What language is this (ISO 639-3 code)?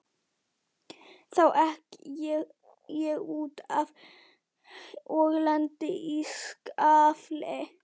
isl